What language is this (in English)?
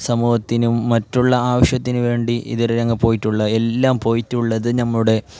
Malayalam